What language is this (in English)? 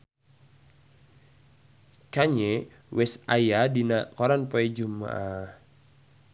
Sundanese